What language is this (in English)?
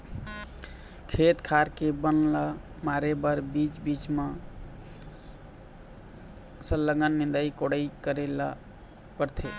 Chhattisgarhi